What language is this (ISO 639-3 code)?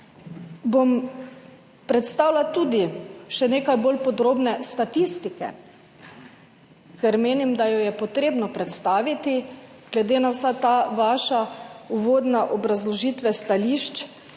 slv